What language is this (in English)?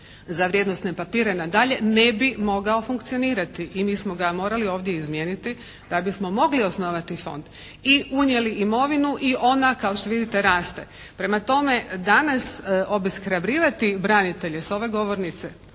Croatian